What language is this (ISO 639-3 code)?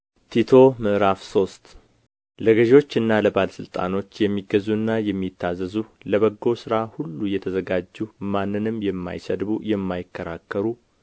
amh